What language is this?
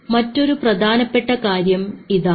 Malayalam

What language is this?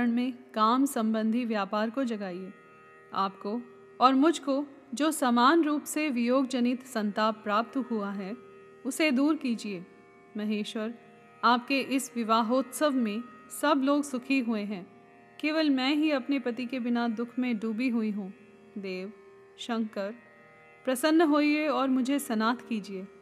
Hindi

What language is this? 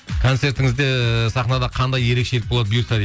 Kazakh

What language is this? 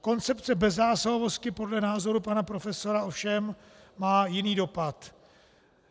Czech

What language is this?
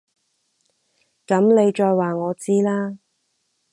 Cantonese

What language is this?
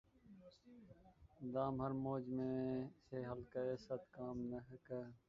Urdu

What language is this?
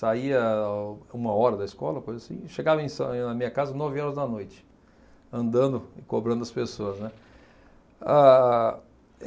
Portuguese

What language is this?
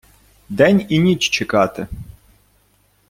Ukrainian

